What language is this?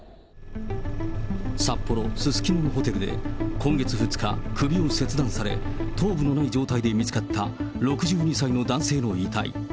Japanese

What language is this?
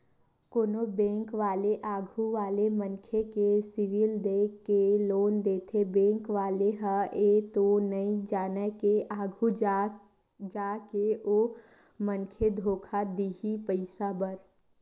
Chhattisgarhi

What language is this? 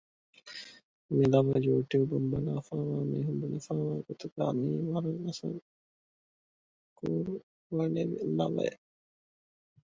Divehi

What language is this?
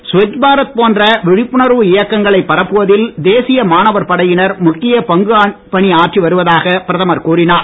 Tamil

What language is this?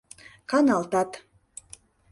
Mari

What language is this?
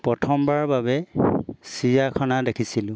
Assamese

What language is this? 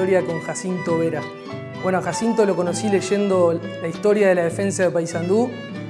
Spanish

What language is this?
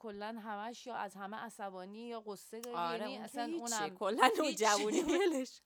Persian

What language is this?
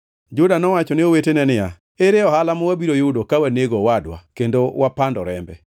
Luo (Kenya and Tanzania)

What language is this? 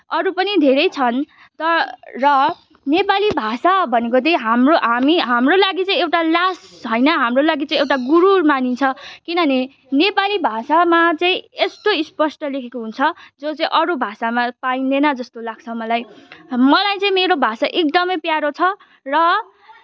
Nepali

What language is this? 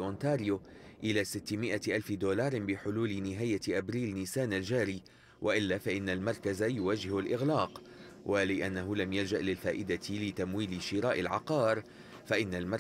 Arabic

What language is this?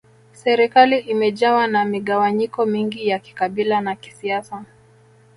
Swahili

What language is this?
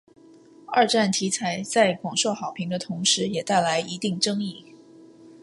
Chinese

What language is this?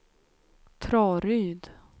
Swedish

